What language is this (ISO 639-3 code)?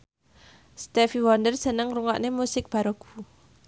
jav